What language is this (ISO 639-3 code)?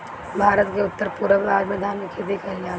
bho